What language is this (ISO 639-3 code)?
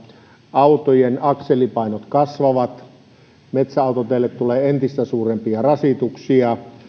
fin